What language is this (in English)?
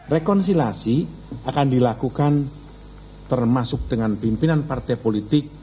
Indonesian